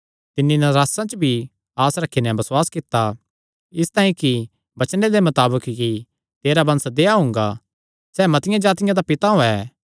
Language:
Kangri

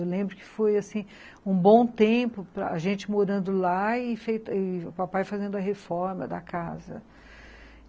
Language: Portuguese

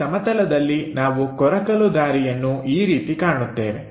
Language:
Kannada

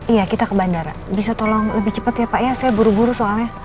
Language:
Indonesian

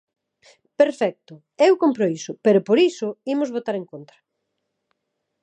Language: Galician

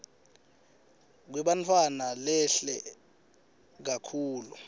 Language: Swati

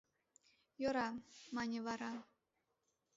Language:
Mari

